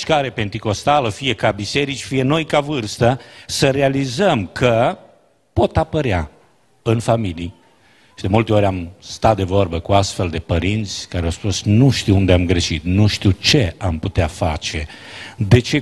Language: Romanian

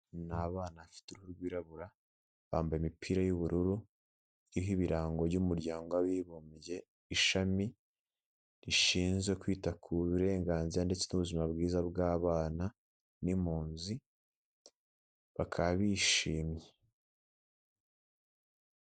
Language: Kinyarwanda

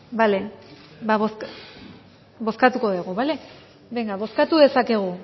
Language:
Basque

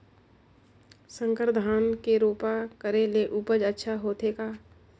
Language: Chhattisgarhi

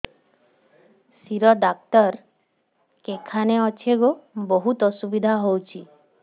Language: Odia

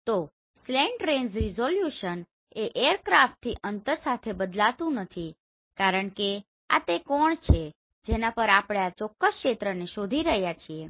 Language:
Gujarati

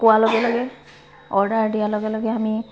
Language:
Assamese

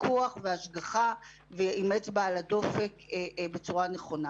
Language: Hebrew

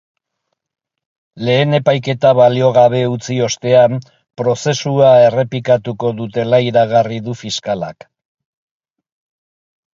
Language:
Basque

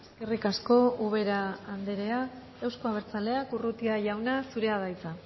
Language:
Basque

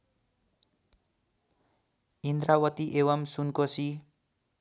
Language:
Nepali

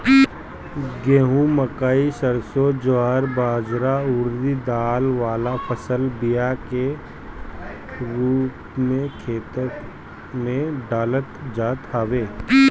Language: Bhojpuri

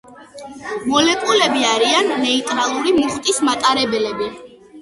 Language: Georgian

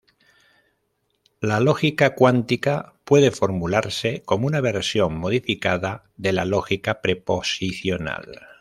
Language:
Spanish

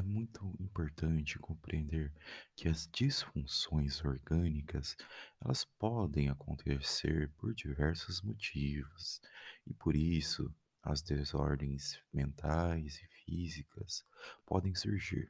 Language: Portuguese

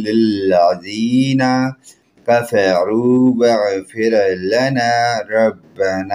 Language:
Arabic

